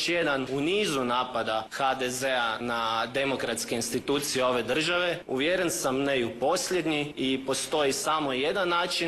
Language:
Croatian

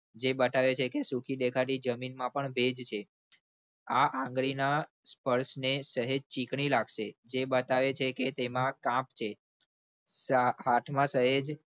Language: Gujarati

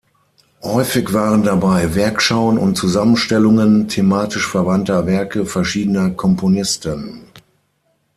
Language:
German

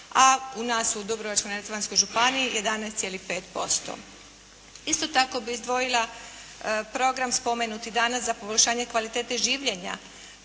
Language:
Croatian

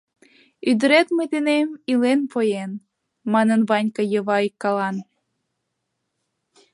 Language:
Mari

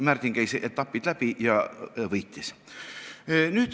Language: Estonian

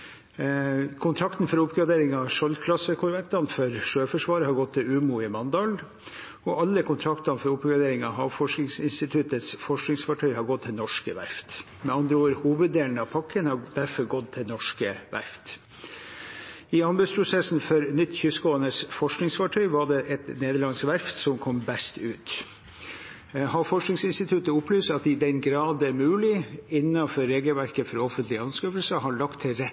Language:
Norwegian Bokmål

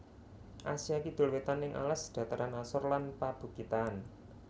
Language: Javanese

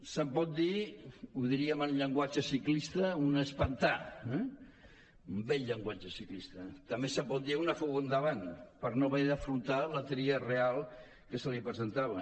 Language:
Catalan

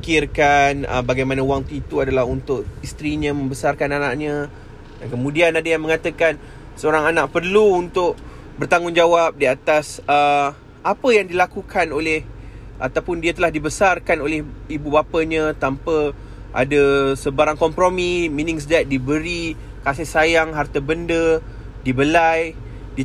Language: Malay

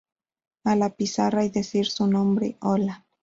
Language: Spanish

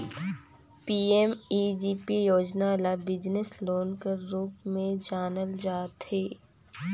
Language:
Chhattisgarhi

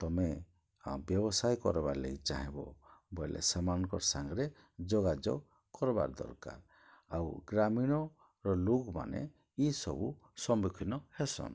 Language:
Odia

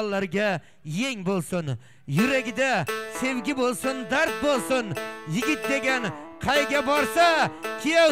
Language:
Turkish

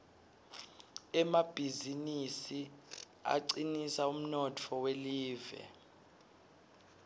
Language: Swati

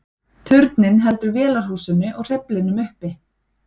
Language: Icelandic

